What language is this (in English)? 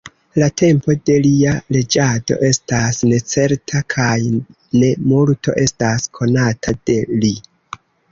Esperanto